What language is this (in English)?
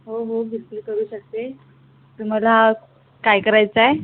Marathi